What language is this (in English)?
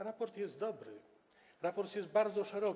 Polish